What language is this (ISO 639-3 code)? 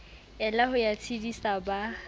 sot